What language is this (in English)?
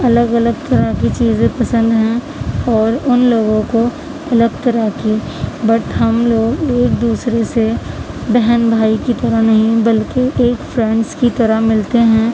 Urdu